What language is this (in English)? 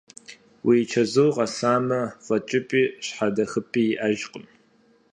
Kabardian